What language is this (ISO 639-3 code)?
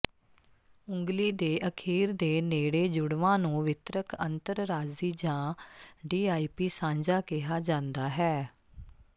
pan